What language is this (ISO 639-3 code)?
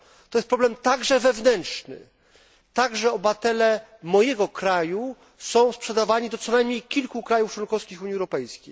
pol